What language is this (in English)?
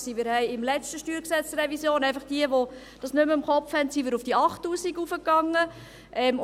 Swiss German